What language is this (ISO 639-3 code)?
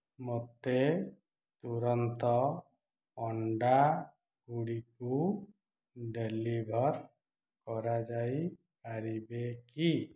ori